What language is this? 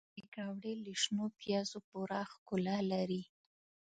Pashto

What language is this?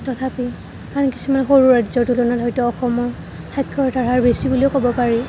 Assamese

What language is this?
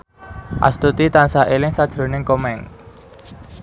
Javanese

